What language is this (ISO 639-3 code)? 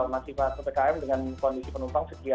ind